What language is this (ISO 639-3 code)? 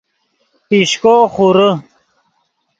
ydg